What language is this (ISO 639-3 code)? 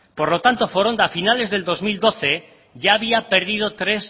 spa